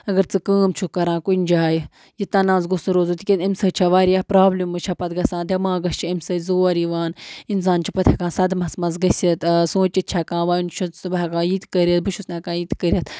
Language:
Kashmiri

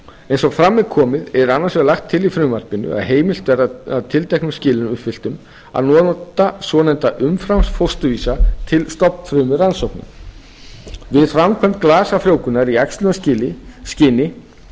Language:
Icelandic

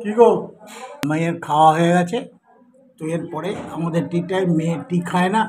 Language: Turkish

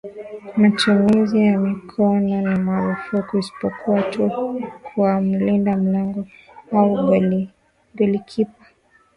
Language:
Swahili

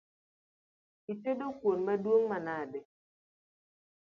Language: Luo (Kenya and Tanzania)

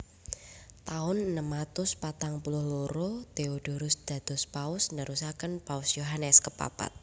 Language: Javanese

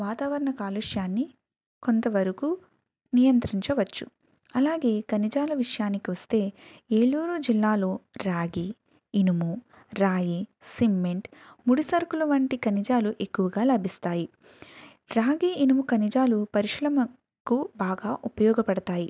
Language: Telugu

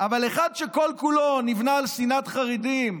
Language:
Hebrew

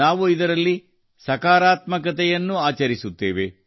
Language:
Kannada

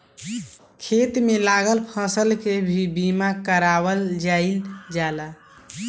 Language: Bhojpuri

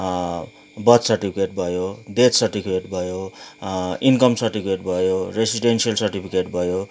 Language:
Nepali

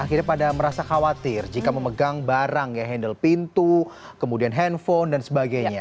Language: Indonesian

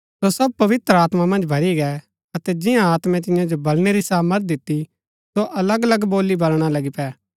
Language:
Gaddi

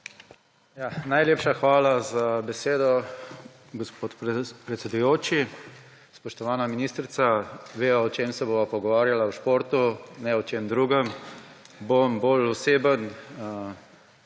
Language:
Slovenian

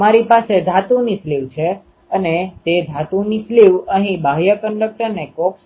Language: Gujarati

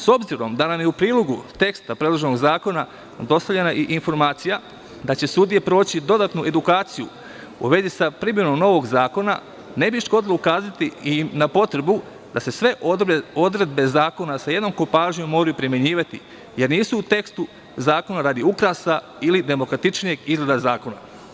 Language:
Serbian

